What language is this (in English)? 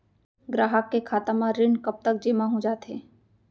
Chhattisgarhi